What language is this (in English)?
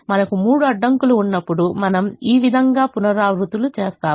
Telugu